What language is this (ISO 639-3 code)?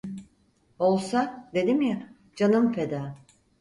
tur